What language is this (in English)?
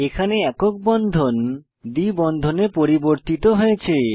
Bangla